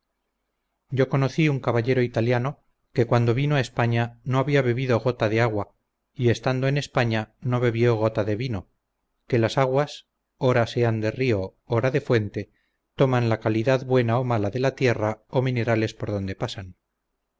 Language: Spanish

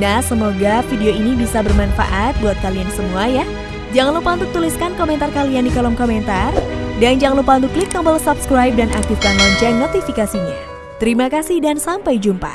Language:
Indonesian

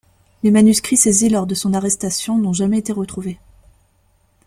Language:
French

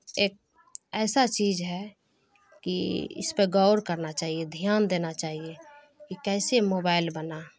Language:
Urdu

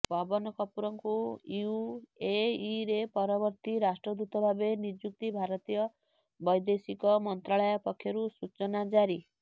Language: Odia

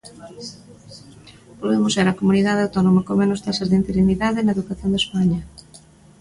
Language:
Galician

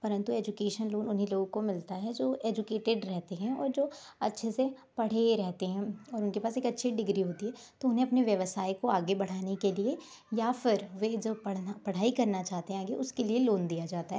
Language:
Hindi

